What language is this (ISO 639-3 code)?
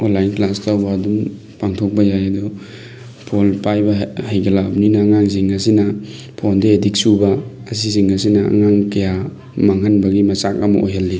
mni